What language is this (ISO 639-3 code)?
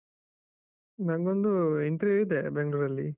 kan